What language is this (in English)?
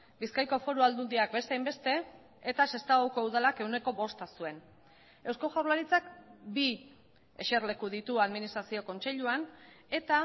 Basque